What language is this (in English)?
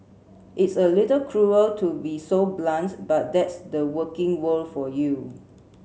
English